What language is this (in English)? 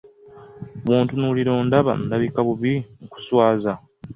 Ganda